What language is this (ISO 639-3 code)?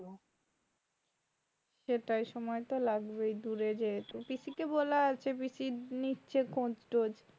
ben